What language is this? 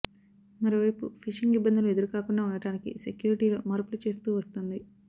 Telugu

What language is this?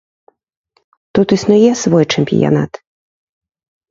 Belarusian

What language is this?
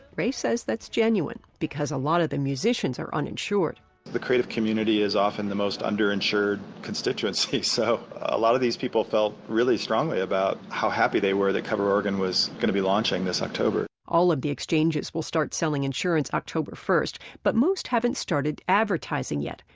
English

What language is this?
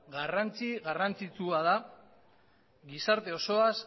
Basque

